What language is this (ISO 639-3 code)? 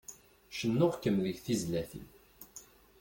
kab